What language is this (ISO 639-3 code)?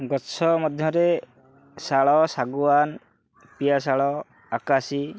ori